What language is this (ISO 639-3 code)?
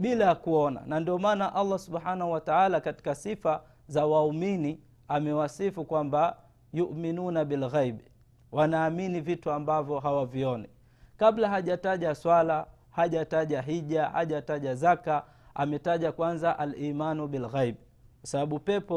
swa